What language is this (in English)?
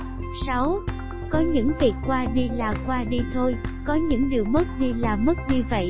Vietnamese